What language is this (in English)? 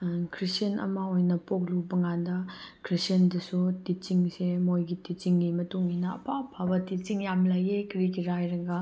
Manipuri